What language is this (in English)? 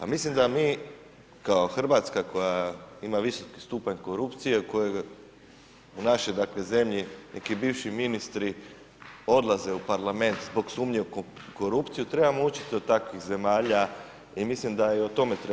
Croatian